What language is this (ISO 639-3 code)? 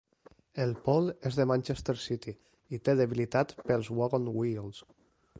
cat